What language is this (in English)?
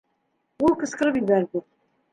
Bashkir